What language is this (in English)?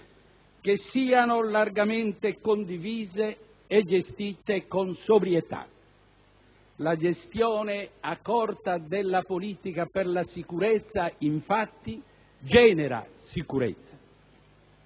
Italian